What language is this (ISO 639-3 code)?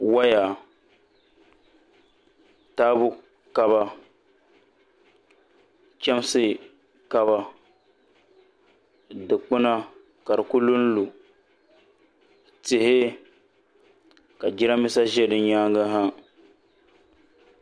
dag